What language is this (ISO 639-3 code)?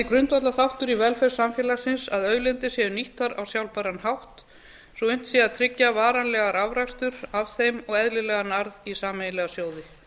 isl